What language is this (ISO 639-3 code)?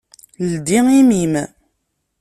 kab